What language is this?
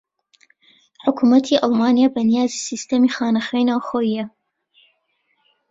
Central Kurdish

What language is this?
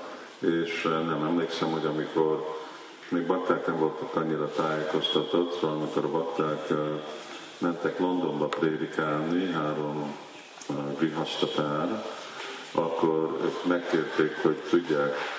Hungarian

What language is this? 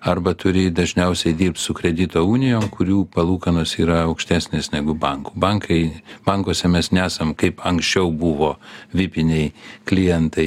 Lithuanian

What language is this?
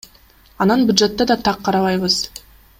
Kyrgyz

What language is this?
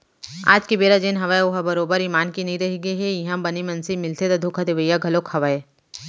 Chhattisgarhi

